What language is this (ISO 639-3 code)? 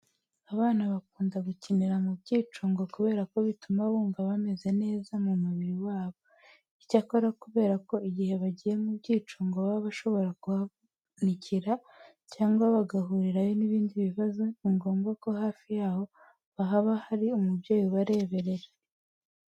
kin